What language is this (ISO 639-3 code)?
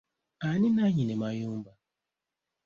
lug